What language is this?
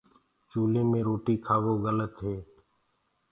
Gurgula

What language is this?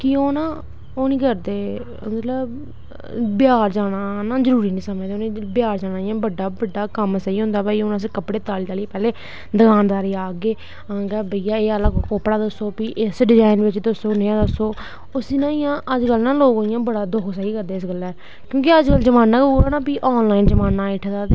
Dogri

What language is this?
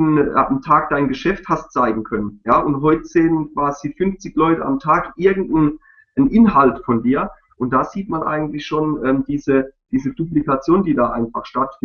German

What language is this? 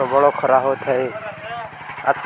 Odia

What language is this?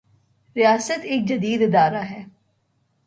Urdu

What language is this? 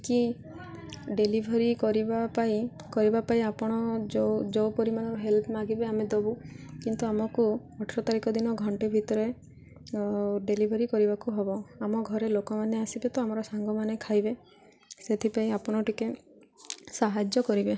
Odia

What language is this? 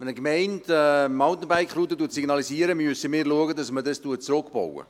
Swiss German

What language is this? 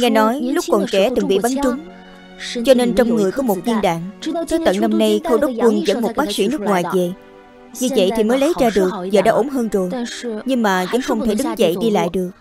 Vietnamese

